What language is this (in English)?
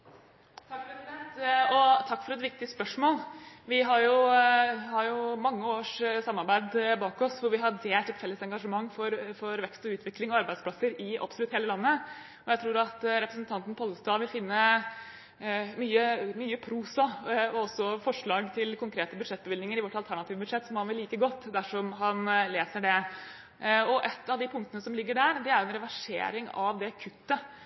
Norwegian Bokmål